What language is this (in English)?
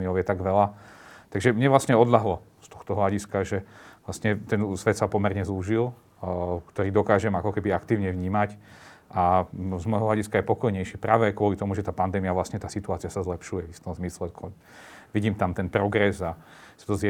Slovak